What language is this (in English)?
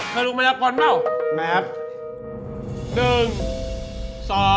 Thai